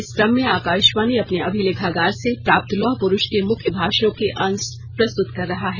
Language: Hindi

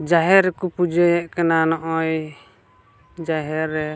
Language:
Santali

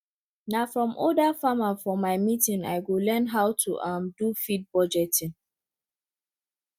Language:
Nigerian Pidgin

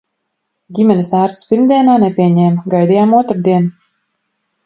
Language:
Latvian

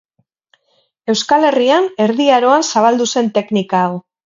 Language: Basque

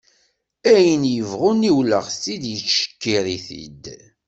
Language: Kabyle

